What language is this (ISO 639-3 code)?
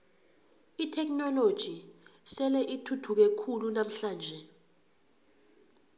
nbl